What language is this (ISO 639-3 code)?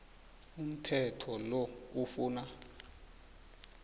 nbl